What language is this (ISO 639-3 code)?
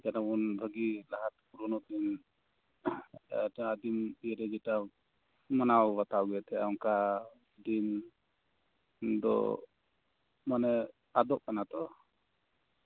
sat